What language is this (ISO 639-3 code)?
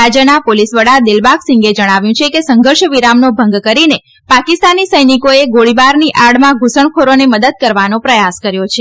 guj